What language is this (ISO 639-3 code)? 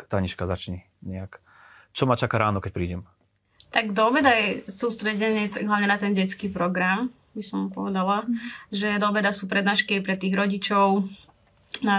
slk